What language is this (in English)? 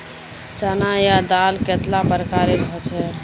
Magahi